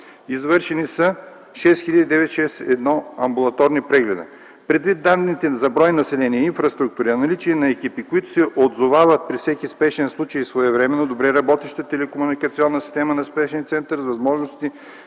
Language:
Bulgarian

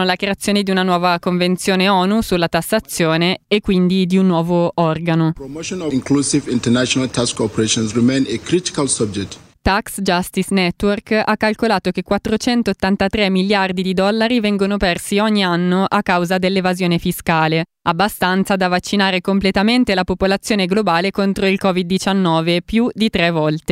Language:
Italian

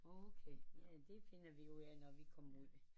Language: Danish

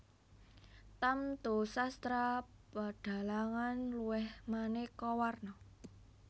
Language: Javanese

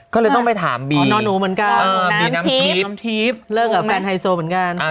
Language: Thai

